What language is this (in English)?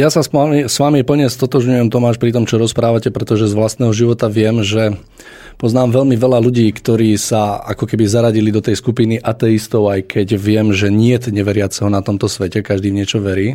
Slovak